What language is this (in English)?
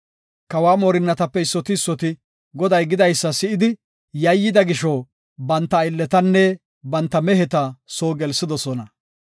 Gofa